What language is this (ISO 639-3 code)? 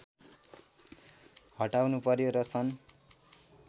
nep